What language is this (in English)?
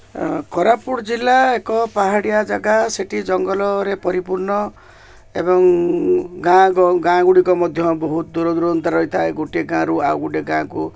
Odia